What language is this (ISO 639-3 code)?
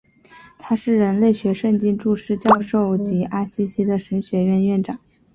zho